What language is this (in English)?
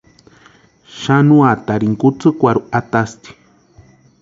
Western Highland Purepecha